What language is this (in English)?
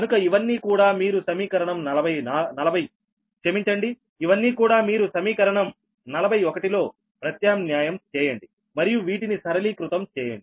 Telugu